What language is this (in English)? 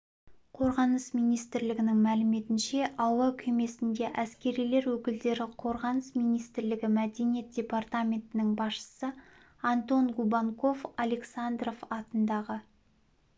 Kazakh